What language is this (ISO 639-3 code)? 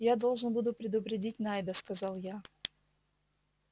rus